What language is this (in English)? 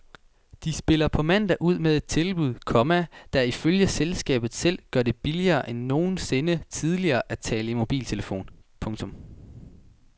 Danish